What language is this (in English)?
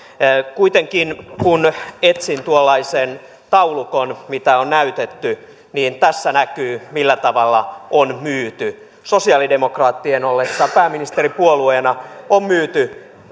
Finnish